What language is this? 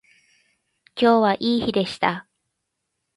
Japanese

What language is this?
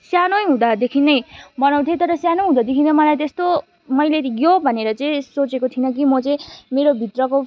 Nepali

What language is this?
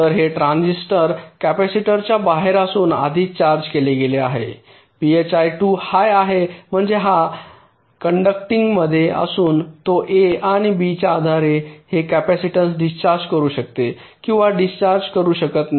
Marathi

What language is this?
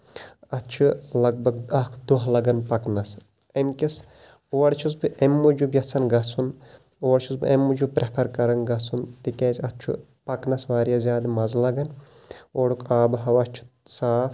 Kashmiri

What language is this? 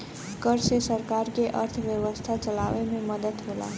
Bhojpuri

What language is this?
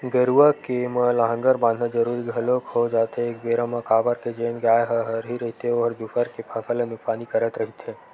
Chhattisgarhi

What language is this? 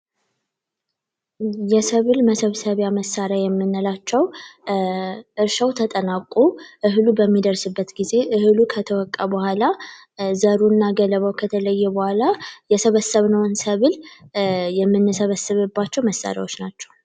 Amharic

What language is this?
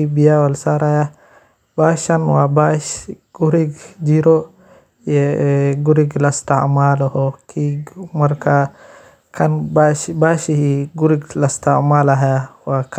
Somali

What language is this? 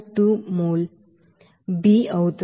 Telugu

